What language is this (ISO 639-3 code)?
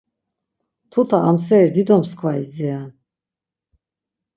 lzz